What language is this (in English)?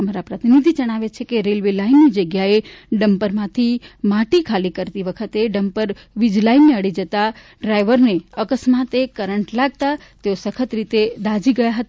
Gujarati